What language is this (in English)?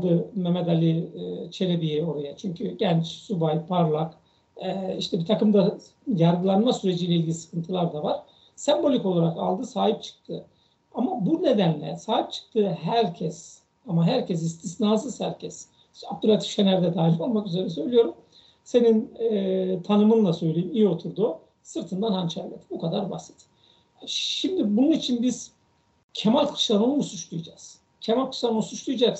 Turkish